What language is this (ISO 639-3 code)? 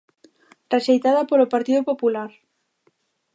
glg